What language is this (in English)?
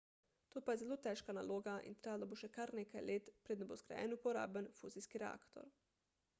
Slovenian